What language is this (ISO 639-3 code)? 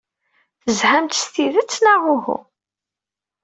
kab